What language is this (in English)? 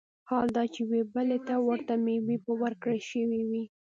Pashto